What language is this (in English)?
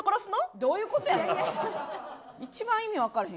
Japanese